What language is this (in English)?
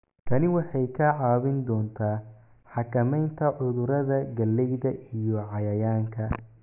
Somali